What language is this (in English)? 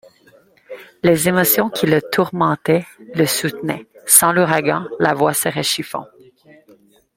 French